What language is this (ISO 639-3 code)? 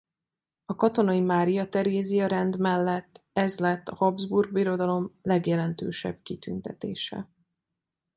hun